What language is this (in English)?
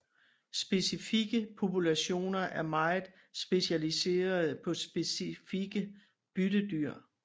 Danish